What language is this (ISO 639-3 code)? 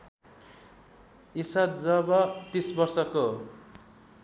nep